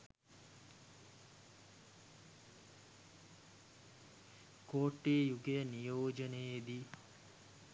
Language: Sinhala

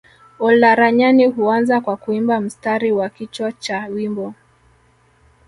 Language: Swahili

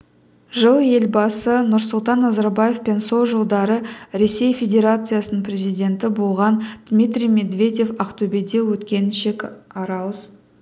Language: Kazakh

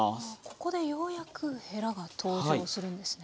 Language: Japanese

